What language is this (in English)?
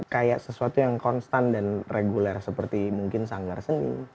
Indonesian